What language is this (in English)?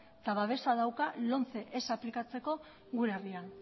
Basque